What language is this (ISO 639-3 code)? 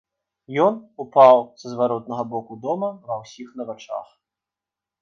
bel